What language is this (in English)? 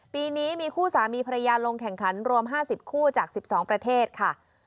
Thai